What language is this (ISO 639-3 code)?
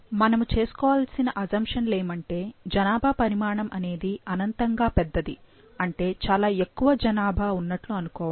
tel